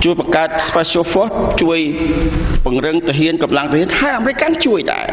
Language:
Thai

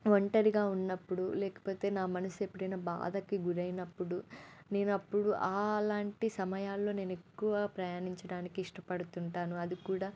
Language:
Telugu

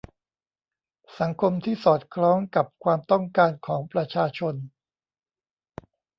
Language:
Thai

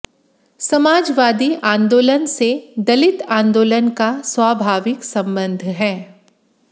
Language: Hindi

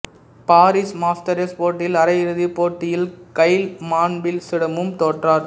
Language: Tamil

